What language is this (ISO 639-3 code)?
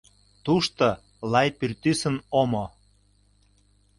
chm